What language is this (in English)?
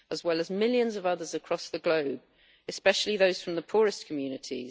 English